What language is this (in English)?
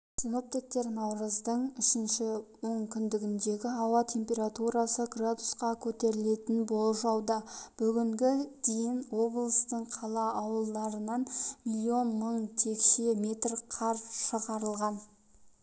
Kazakh